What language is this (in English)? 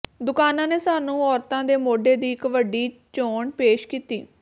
Punjabi